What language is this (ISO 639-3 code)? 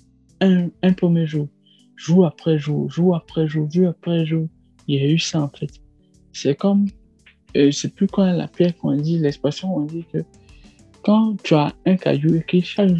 fra